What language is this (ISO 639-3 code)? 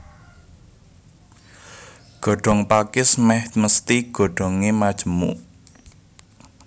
jav